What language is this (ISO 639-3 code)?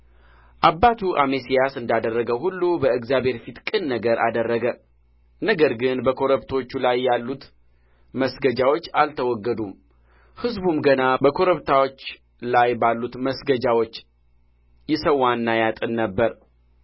amh